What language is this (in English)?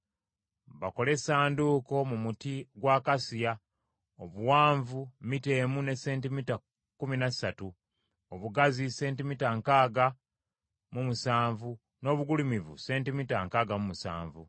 Ganda